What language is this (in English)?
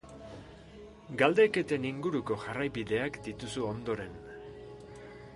Basque